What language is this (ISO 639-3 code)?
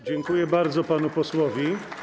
pol